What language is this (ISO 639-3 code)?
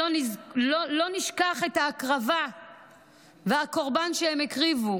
heb